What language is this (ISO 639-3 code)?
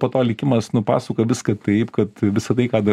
lit